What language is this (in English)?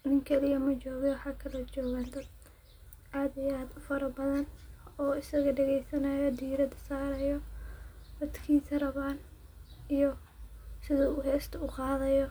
Somali